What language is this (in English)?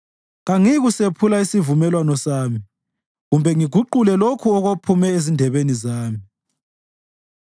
North Ndebele